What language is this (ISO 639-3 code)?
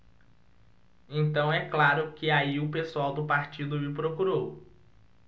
por